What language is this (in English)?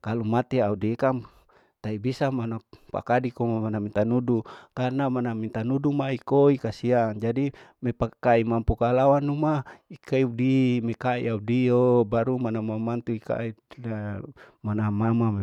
Larike-Wakasihu